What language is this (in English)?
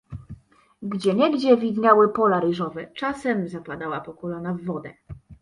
Polish